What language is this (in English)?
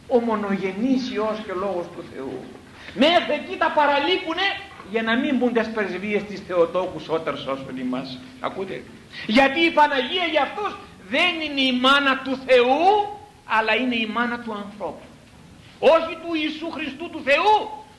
Greek